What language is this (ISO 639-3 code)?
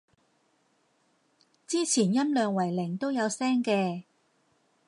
yue